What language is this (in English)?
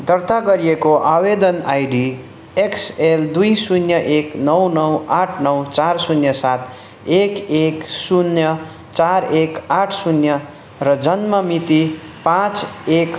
Nepali